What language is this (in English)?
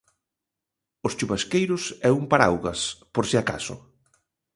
Galician